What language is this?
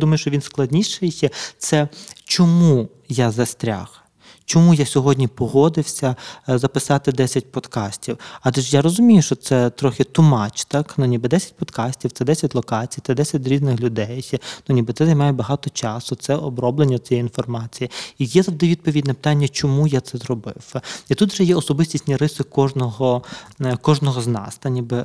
Ukrainian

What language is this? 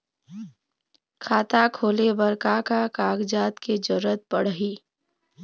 Chhattisgarhi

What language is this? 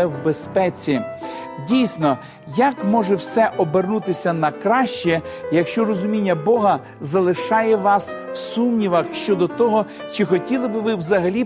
Ukrainian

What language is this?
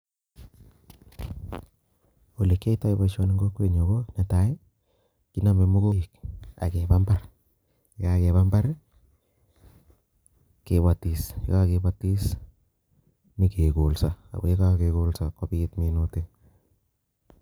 Kalenjin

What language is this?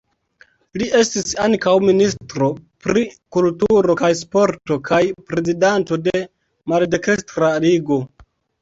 Esperanto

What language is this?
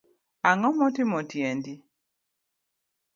Luo (Kenya and Tanzania)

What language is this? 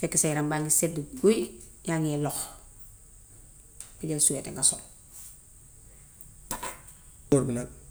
Gambian Wolof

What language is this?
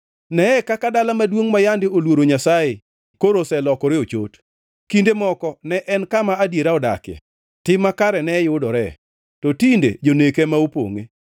Luo (Kenya and Tanzania)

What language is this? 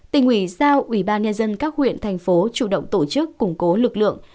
Vietnamese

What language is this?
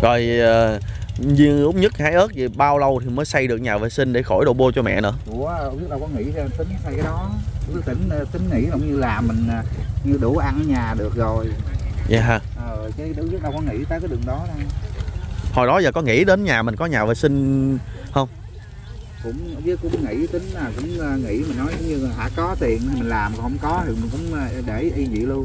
Vietnamese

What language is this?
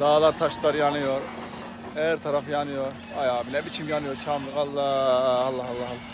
Turkish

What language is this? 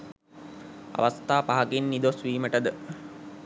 Sinhala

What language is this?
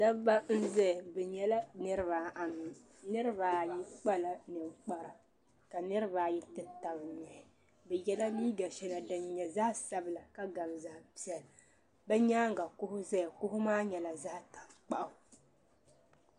Dagbani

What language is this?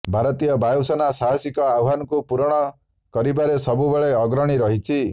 Odia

